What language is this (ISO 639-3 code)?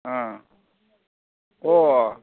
mni